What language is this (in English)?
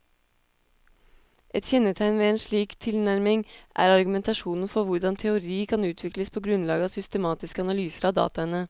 Norwegian